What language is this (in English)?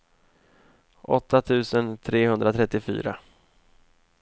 Swedish